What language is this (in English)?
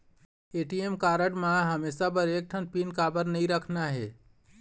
Chhattisgarhi